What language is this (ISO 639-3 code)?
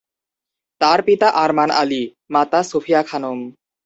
ben